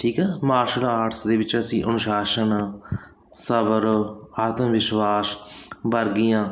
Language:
Punjabi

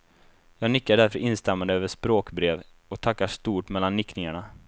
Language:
Swedish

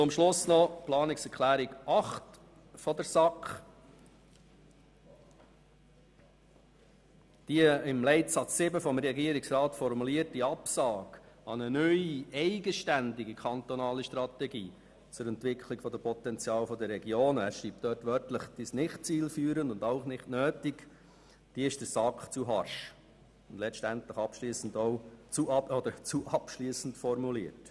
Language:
Swiss German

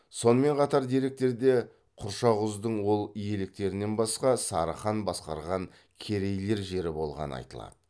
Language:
Kazakh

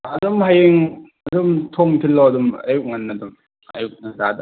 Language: Manipuri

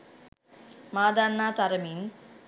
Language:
Sinhala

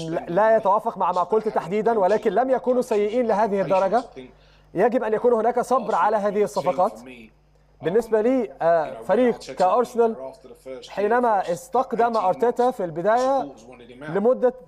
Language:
Arabic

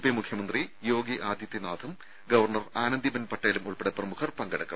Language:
Malayalam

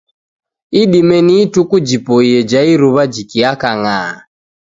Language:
Taita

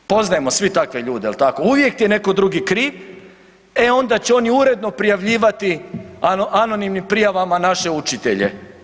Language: Croatian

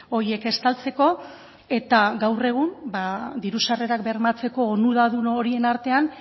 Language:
Basque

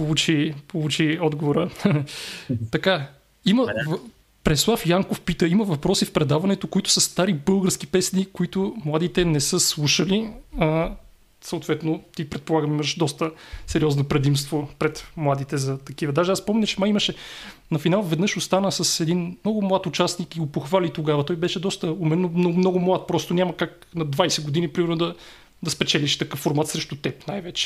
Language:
Bulgarian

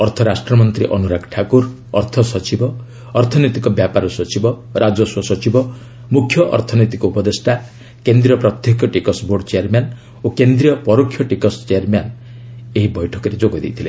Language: Odia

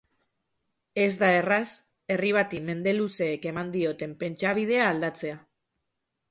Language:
Basque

